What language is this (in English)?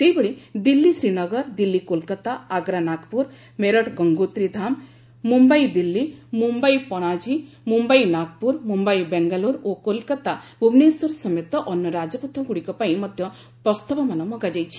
Odia